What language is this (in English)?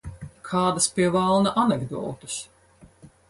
Latvian